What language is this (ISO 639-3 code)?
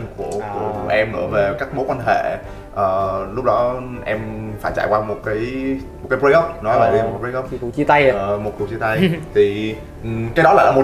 vie